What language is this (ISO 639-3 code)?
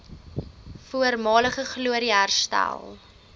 afr